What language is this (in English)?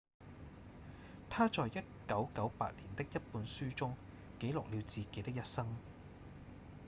Cantonese